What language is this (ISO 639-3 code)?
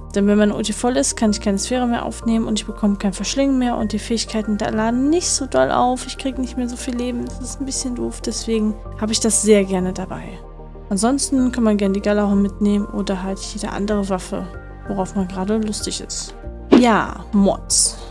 deu